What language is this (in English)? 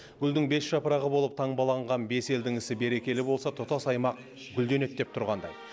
Kazakh